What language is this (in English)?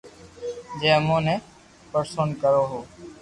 Loarki